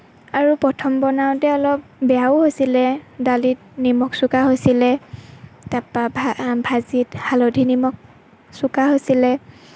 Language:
Assamese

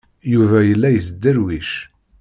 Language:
Kabyle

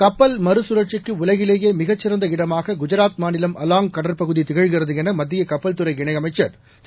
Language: Tamil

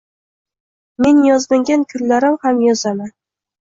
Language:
Uzbek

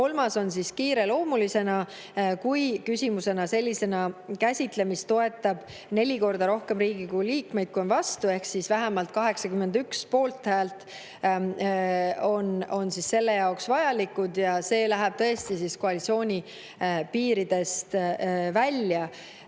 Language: Estonian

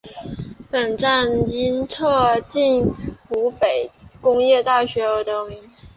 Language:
Chinese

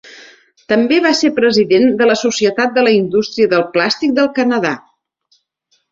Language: Catalan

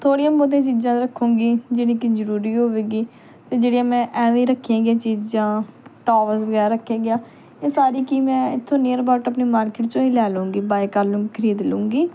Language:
Punjabi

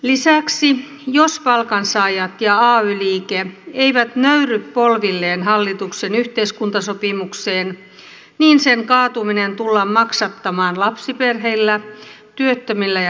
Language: Finnish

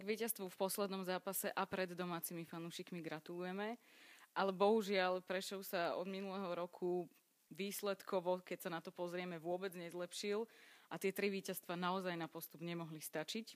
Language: Slovak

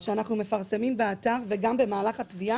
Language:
Hebrew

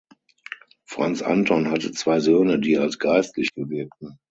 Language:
German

